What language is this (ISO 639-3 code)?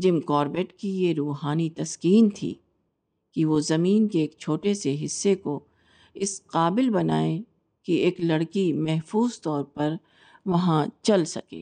urd